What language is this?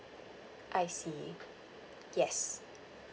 English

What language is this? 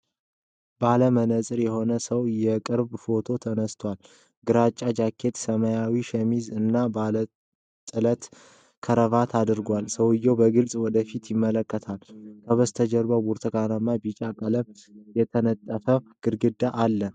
Amharic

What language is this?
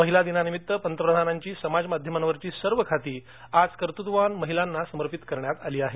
Marathi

